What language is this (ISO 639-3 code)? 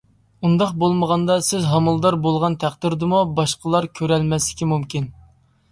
uig